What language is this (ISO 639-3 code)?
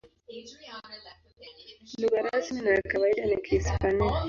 swa